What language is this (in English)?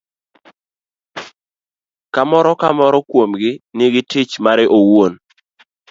Luo (Kenya and Tanzania)